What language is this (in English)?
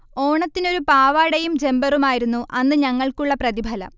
Malayalam